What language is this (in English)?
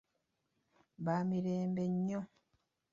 Ganda